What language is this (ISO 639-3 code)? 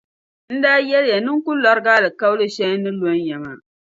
dag